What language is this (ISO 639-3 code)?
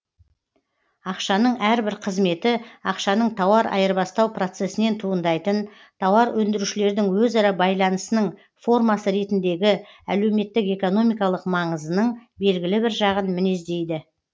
kaz